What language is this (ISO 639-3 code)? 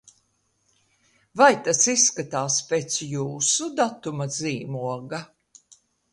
lav